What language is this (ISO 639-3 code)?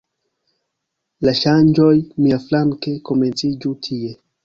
epo